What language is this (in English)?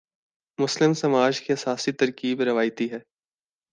Urdu